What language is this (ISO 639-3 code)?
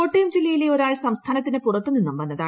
mal